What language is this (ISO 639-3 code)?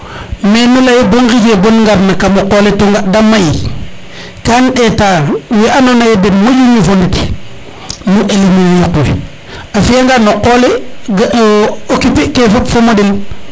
srr